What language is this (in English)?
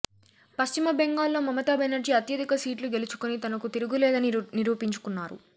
Telugu